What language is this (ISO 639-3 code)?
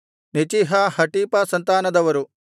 kan